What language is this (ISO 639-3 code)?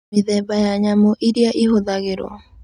kik